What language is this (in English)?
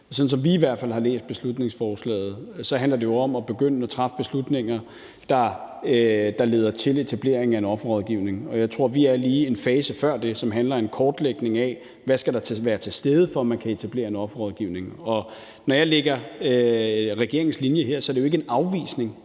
Danish